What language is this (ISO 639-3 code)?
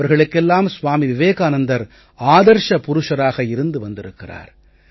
tam